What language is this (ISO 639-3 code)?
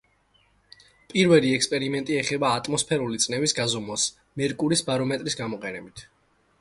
kat